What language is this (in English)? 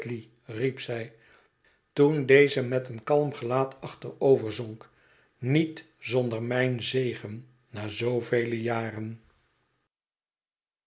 Dutch